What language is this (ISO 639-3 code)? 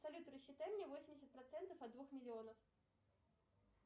rus